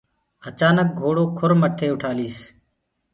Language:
Gurgula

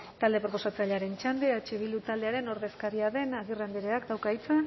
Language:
Basque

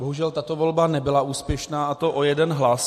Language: Czech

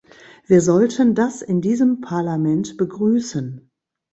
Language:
German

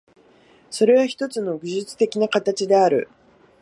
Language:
Japanese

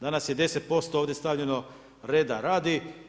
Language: Croatian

